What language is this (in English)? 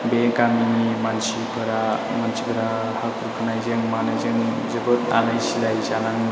Bodo